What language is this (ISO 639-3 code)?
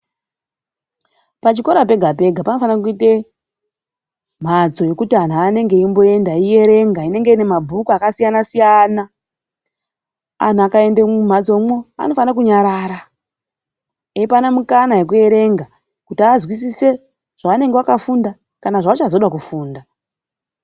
ndc